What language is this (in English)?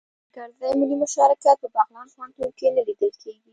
Pashto